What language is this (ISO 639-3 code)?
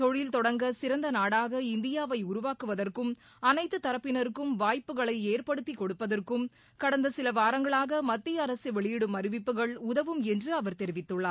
tam